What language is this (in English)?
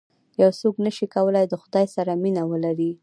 Pashto